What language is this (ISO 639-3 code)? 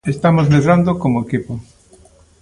glg